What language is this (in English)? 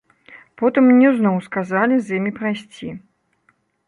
Belarusian